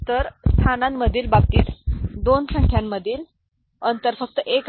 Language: Marathi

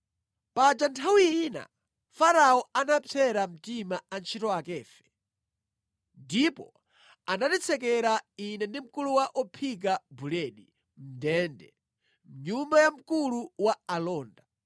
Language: Nyanja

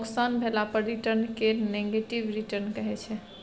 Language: Maithili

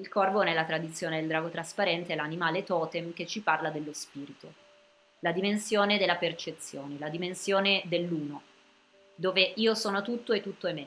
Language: Italian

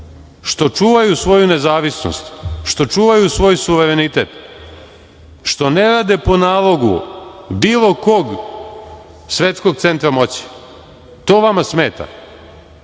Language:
Serbian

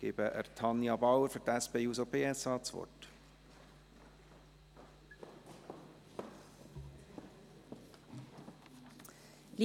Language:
Swiss German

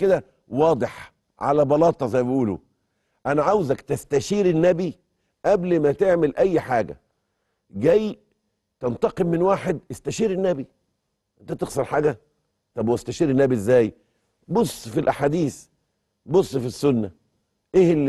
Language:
Arabic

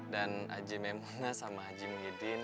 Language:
Indonesian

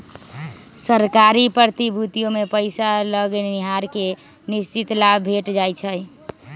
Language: Magahi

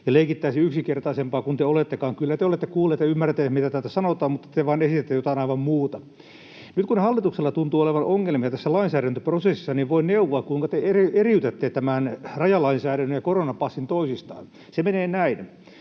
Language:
Finnish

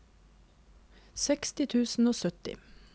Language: Norwegian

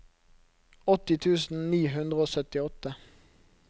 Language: Norwegian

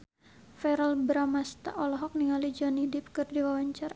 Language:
Sundanese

